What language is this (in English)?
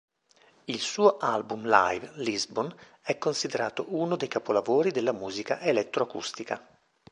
Italian